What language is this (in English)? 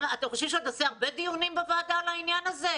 Hebrew